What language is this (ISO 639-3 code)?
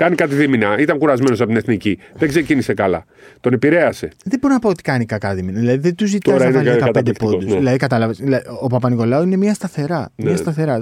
ell